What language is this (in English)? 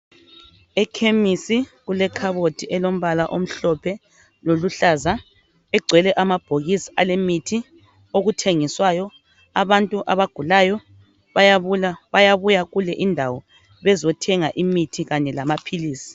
North Ndebele